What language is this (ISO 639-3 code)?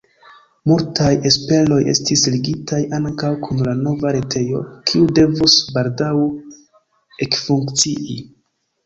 epo